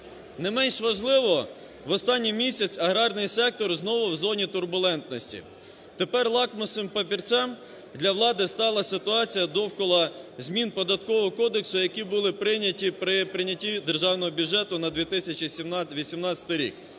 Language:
Ukrainian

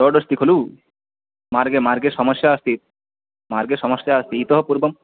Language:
Sanskrit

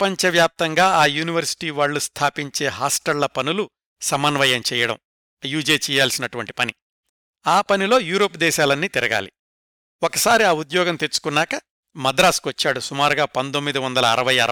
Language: Telugu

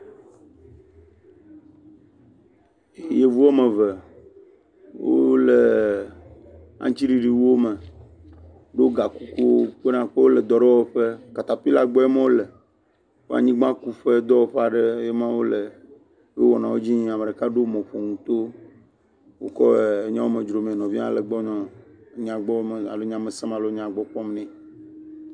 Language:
Ewe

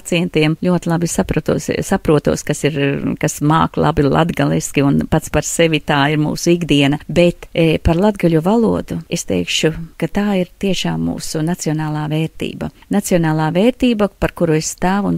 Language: Latvian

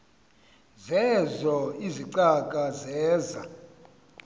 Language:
Xhosa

